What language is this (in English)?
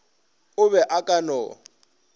Northern Sotho